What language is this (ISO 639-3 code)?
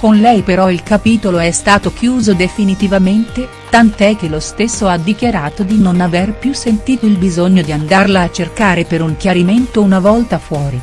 ita